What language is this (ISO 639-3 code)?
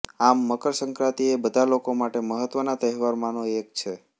guj